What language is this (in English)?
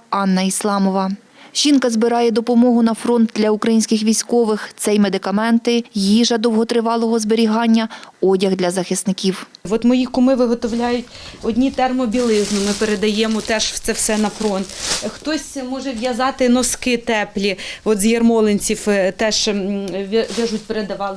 Ukrainian